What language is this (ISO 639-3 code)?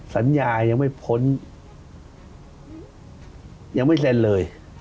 tha